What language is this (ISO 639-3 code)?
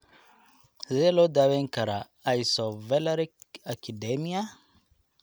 som